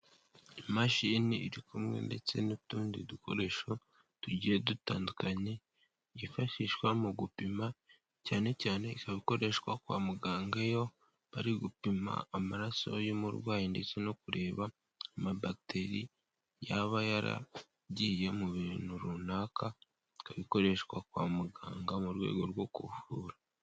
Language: Kinyarwanda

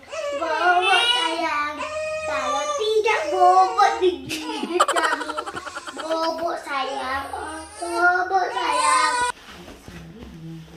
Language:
Indonesian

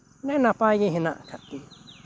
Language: Santali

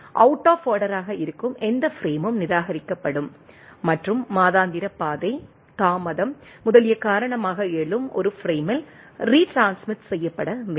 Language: Tamil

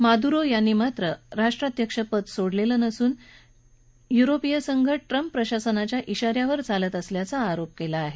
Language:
Marathi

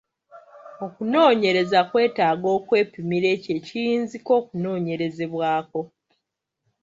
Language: Ganda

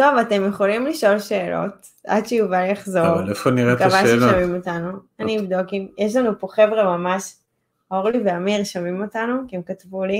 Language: Hebrew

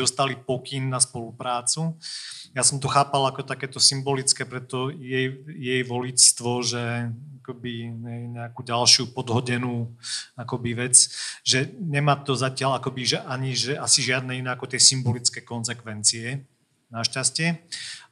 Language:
Slovak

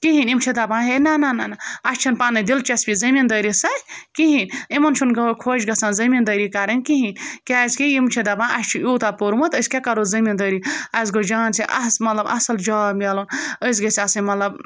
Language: Kashmiri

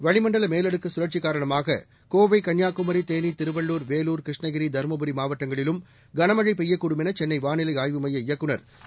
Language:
Tamil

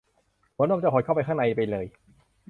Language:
Thai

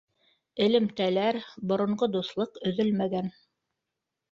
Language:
Bashkir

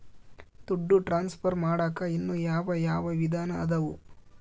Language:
Kannada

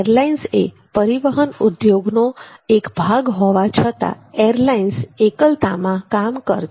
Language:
Gujarati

